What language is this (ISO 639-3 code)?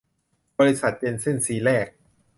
tha